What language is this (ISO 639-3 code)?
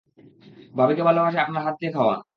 ben